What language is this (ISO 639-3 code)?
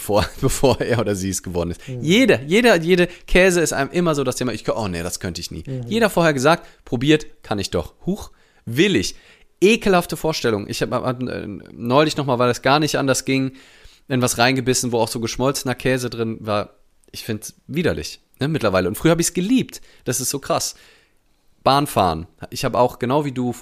deu